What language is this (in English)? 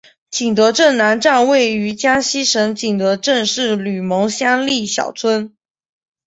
Chinese